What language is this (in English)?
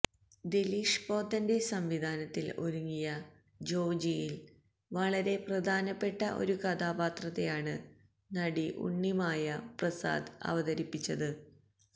Malayalam